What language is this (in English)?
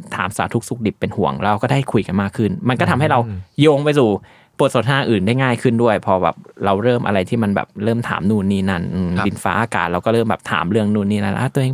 Thai